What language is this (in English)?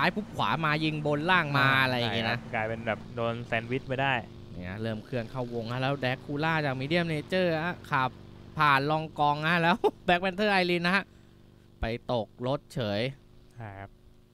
Thai